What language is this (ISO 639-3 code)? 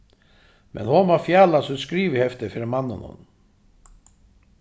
fao